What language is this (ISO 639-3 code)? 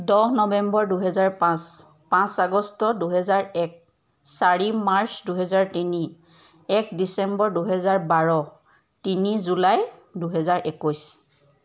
asm